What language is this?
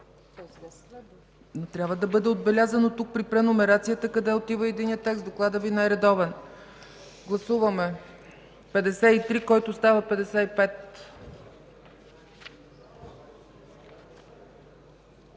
Bulgarian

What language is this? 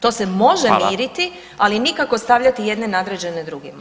Croatian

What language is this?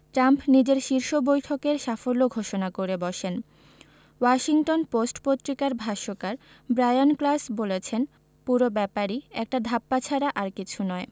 Bangla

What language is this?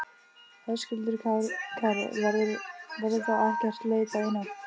Icelandic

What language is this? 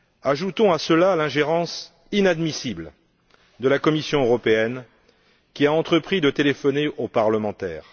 French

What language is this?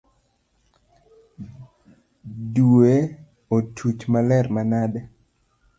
Luo (Kenya and Tanzania)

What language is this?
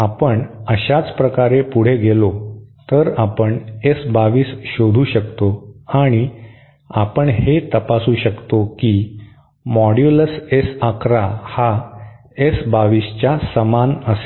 Marathi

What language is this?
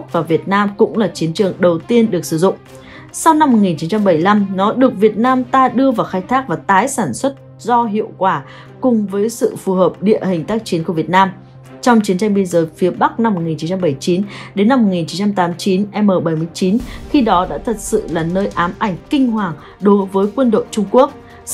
Vietnamese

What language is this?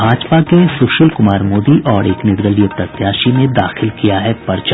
Hindi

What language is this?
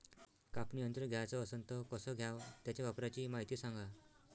Marathi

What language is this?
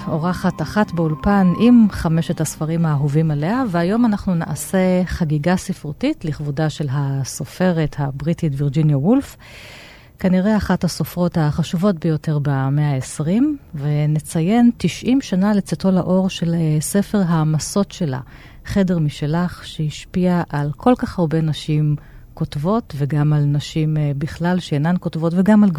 Hebrew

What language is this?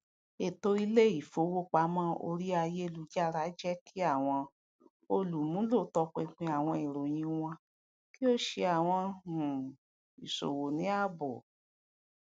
Yoruba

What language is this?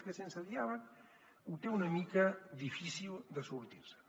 Catalan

